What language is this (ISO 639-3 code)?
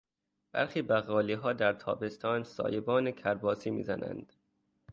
fas